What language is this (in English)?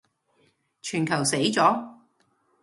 Cantonese